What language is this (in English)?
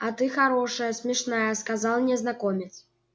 Russian